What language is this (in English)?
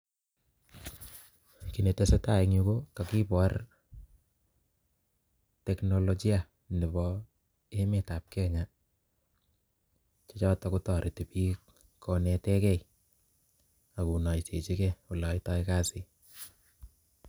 Kalenjin